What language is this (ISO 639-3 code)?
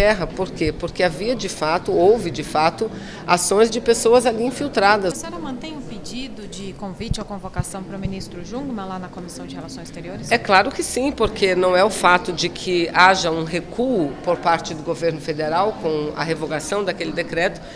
por